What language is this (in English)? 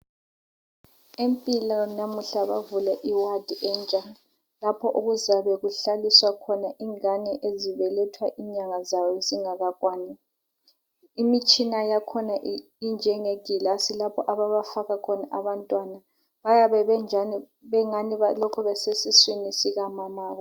North Ndebele